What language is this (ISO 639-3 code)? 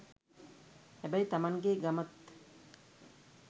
sin